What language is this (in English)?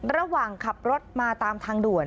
Thai